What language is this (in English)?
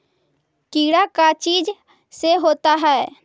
Magahi